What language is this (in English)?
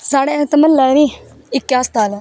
Dogri